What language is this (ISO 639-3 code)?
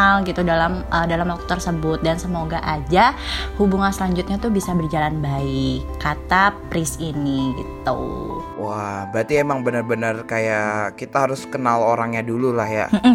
ind